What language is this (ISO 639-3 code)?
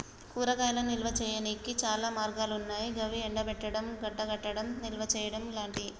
tel